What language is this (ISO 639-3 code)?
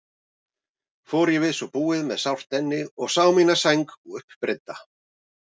isl